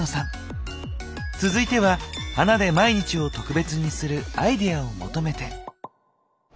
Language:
Japanese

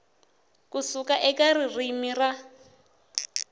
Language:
Tsonga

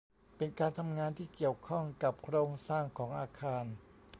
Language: Thai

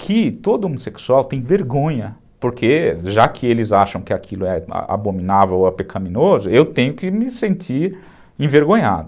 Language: Portuguese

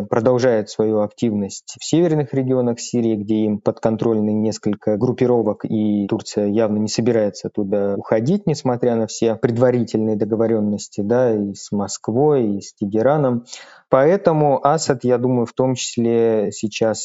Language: Russian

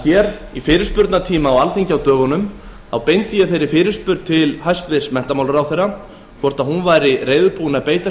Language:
Icelandic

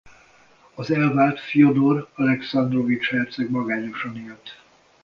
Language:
Hungarian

